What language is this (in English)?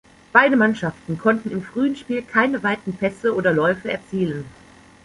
German